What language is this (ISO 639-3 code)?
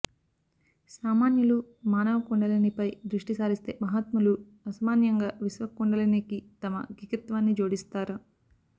tel